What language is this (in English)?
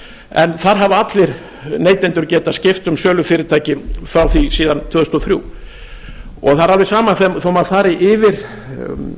Icelandic